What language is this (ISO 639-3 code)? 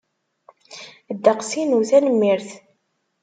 kab